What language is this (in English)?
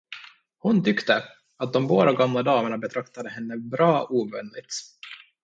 Swedish